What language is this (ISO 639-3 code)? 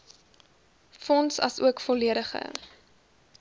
afr